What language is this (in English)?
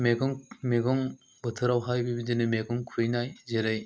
Bodo